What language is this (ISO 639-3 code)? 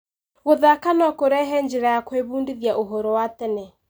kik